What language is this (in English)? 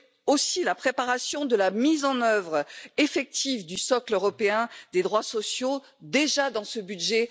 French